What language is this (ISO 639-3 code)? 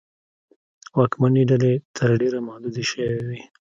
pus